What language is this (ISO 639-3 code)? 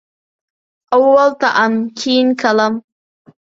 uig